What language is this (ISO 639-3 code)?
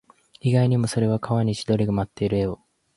jpn